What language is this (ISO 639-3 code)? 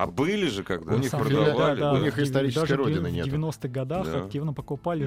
rus